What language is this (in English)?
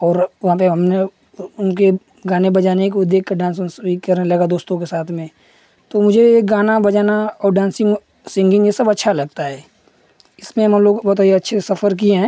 Hindi